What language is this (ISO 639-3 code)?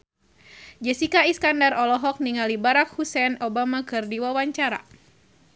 sun